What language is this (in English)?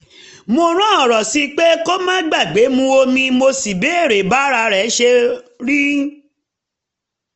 Yoruba